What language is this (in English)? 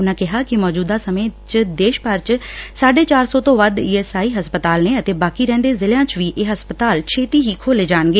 Punjabi